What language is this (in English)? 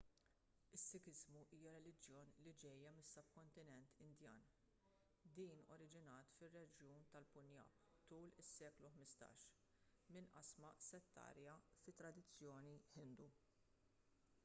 Maltese